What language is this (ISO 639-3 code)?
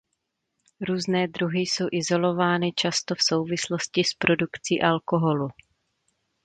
ces